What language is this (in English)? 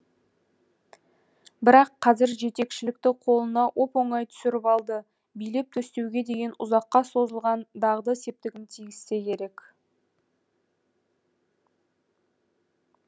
Kazakh